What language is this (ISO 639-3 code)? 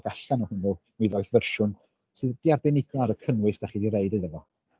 cym